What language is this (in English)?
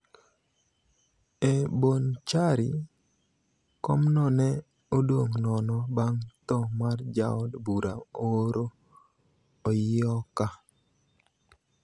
Luo (Kenya and Tanzania)